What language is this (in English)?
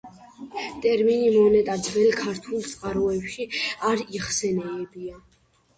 Georgian